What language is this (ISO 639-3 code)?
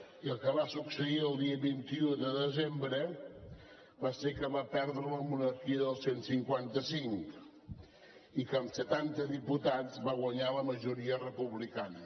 cat